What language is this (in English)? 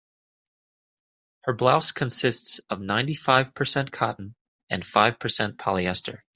English